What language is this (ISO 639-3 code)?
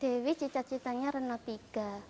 ind